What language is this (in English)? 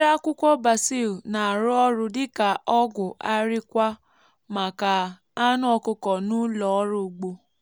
Igbo